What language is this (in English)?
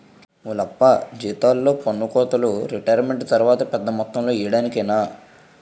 Telugu